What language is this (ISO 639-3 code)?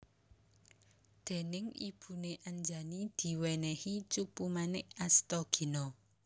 jav